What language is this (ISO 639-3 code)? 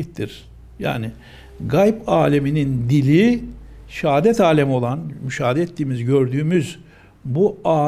tur